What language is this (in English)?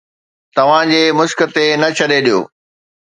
Sindhi